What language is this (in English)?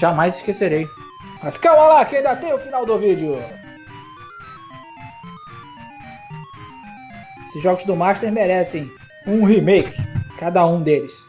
Portuguese